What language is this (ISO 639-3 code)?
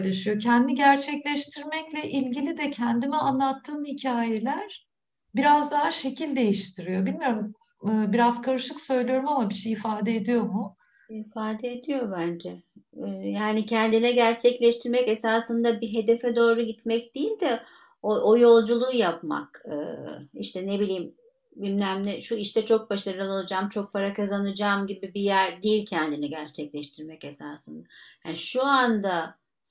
tur